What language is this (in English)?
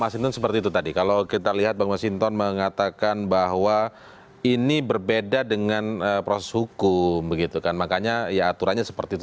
Indonesian